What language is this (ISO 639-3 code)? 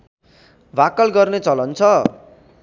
nep